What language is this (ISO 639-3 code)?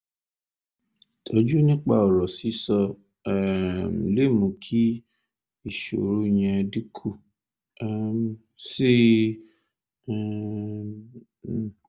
yor